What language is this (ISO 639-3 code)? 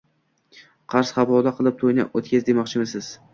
uzb